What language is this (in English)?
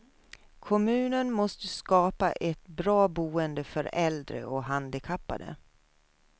Swedish